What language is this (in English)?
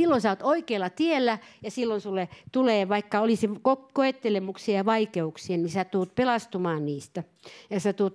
Finnish